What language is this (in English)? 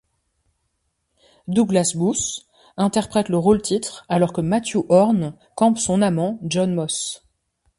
French